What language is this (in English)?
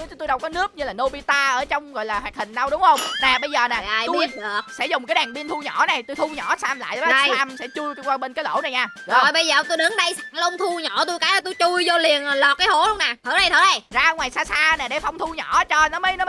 Vietnamese